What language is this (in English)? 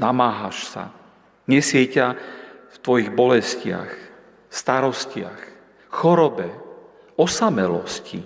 Slovak